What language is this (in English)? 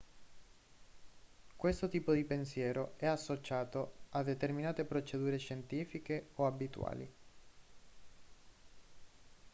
Italian